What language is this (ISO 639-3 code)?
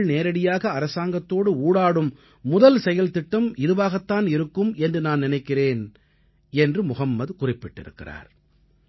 tam